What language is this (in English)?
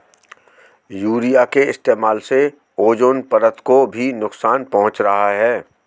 Hindi